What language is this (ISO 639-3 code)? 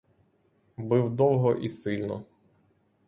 ukr